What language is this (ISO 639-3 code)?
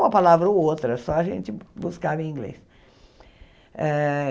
por